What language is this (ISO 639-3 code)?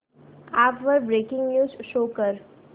mar